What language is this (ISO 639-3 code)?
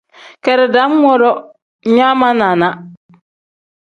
kdh